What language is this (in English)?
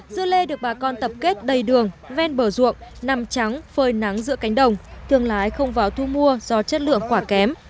Vietnamese